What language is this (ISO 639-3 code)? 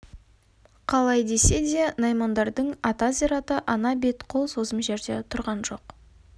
kaz